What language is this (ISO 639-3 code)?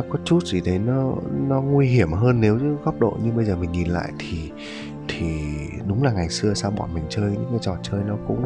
vie